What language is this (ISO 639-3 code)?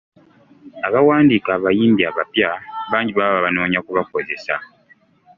lug